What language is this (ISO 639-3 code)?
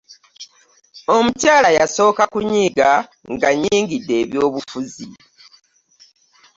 lug